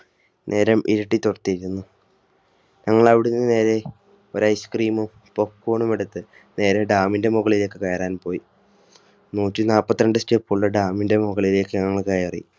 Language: Malayalam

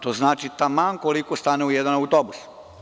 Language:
Serbian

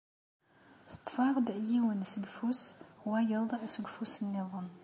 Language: Kabyle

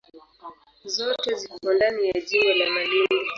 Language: Swahili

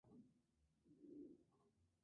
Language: Spanish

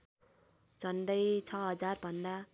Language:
Nepali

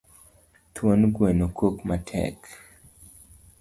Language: Luo (Kenya and Tanzania)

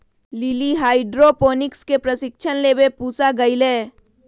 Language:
Magahi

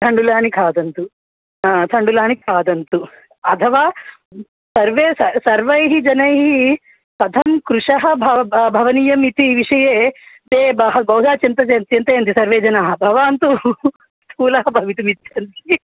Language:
Sanskrit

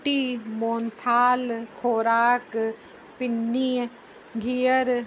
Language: Sindhi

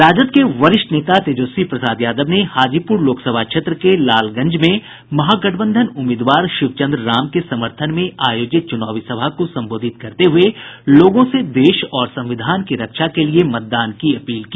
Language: Hindi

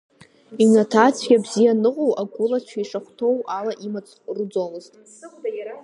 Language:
Abkhazian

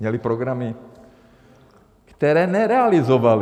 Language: Czech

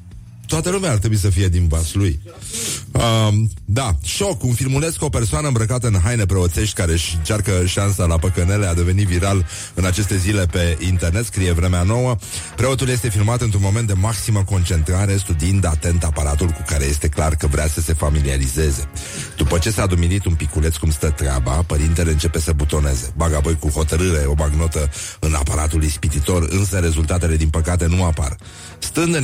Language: Romanian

